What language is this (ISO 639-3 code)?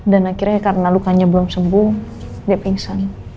ind